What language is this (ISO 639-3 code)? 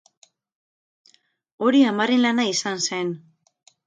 eus